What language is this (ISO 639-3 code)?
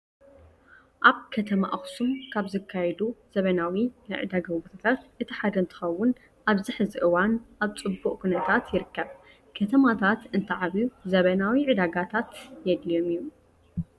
tir